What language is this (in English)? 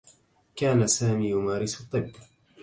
Arabic